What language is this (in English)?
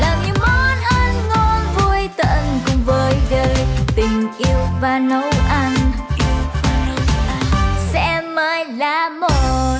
Vietnamese